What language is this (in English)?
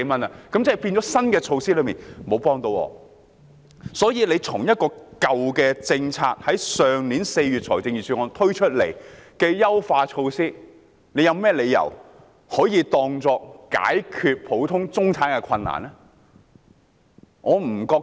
Cantonese